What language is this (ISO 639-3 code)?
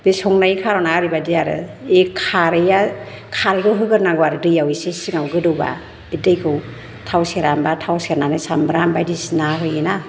brx